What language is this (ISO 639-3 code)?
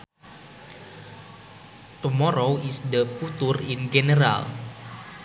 sun